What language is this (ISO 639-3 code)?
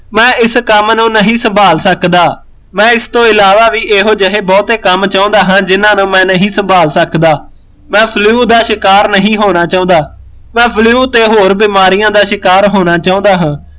pan